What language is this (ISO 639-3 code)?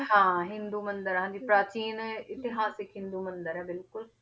pan